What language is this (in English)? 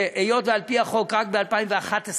Hebrew